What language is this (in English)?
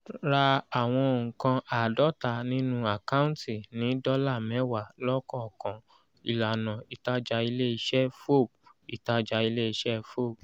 Yoruba